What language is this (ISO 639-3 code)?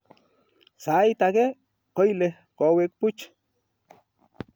kln